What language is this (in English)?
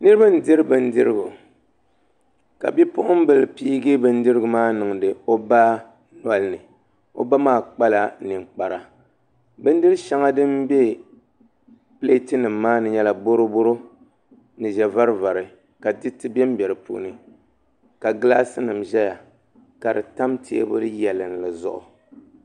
Dagbani